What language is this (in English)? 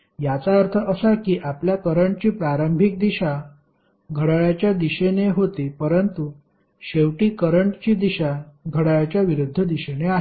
Marathi